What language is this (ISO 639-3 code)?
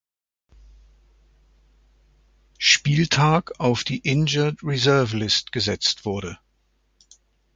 deu